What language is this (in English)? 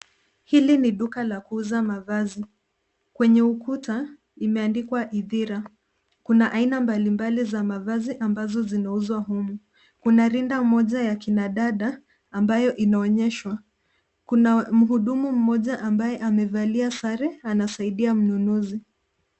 Swahili